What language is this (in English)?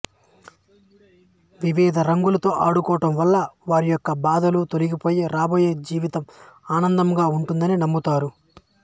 Telugu